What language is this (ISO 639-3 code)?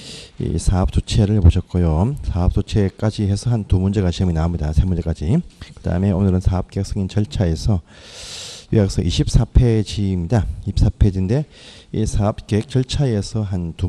kor